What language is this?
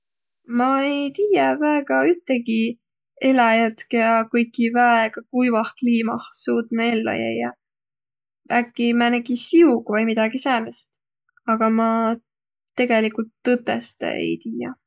Võro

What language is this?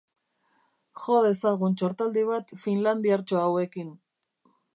Basque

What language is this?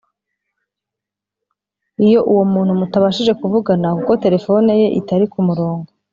Kinyarwanda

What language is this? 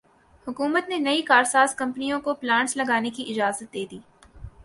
Urdu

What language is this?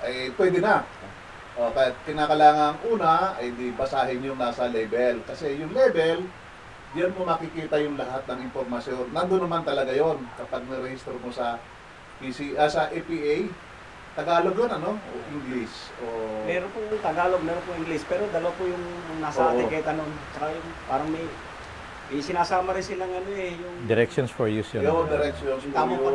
Filipino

